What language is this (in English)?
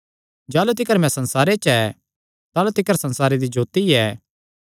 Kangri